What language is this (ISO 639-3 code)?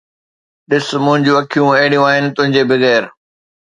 snd